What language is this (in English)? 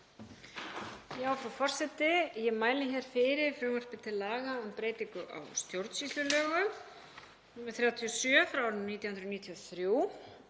Icelandic